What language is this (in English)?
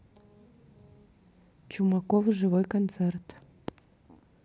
Russian